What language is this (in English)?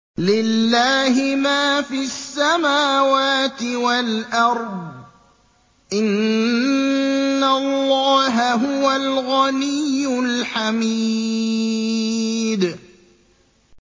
Arabic